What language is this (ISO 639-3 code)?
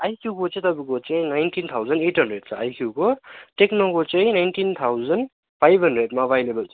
nep